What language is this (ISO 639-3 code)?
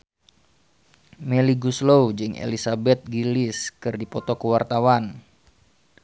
sun